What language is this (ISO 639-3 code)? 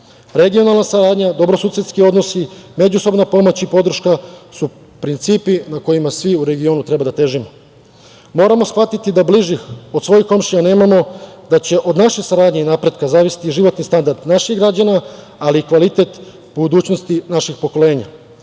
srp